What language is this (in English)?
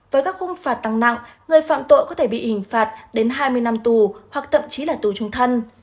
Vietnamese